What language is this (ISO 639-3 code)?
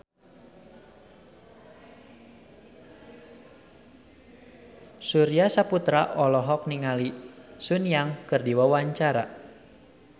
sun